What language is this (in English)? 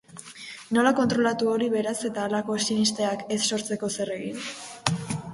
Basque